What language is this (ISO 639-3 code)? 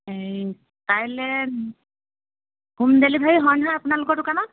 asm